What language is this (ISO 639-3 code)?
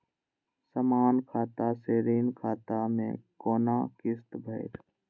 mai